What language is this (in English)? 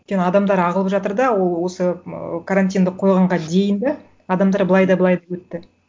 Kazakh